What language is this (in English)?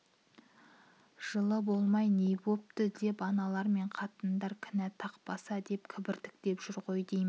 Kazakh